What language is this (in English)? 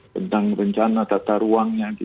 Indonesian